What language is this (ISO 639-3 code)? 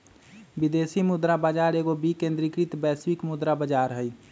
mag